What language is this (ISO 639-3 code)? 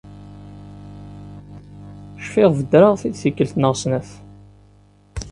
kab